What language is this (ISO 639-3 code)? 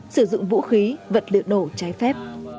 vie